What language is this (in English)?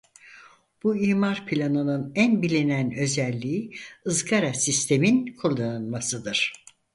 Turkish